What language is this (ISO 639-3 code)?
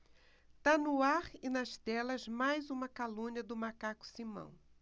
por